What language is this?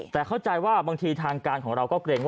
Thai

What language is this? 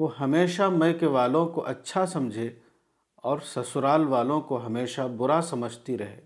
Urdu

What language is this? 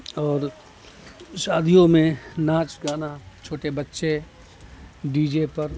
Urdu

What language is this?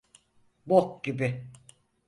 Turkish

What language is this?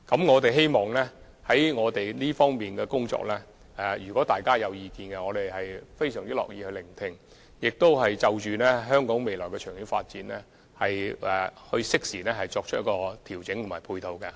Cantonese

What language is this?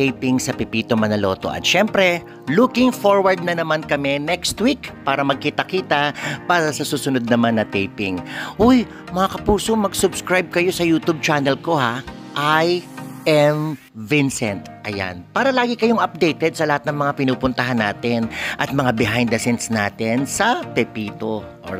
Filipino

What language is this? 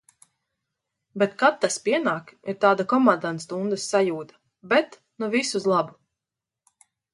Latvian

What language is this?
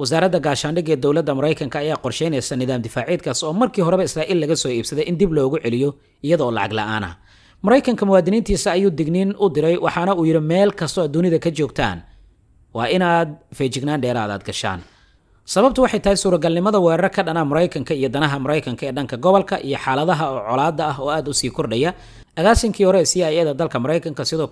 Arabic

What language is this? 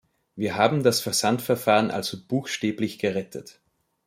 German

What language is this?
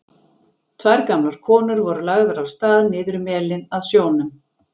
Icelandic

